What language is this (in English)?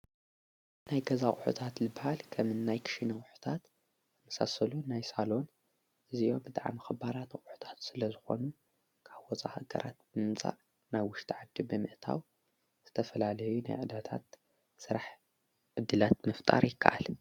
Tigrinya